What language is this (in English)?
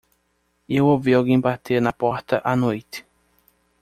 Portuguese